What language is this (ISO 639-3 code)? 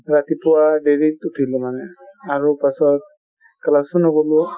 asm